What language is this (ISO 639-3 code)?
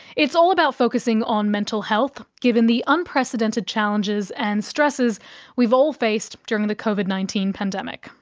eng